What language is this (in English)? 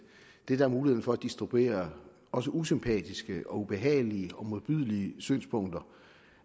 Danish